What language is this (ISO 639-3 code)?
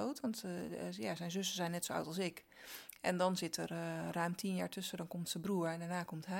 nld